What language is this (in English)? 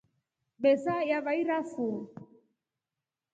Rombo